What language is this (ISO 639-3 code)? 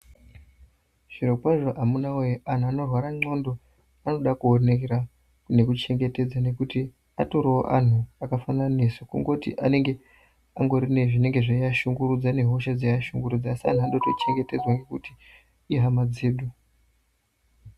ndc